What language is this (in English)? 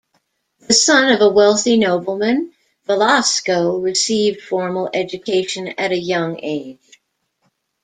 English